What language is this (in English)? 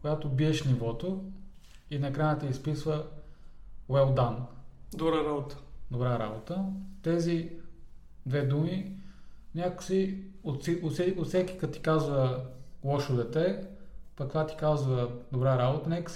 Bulgarian